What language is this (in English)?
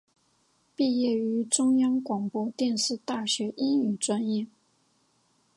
Chinese